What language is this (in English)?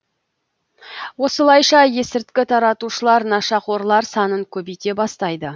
Kazakh